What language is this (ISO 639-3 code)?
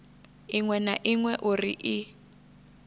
ven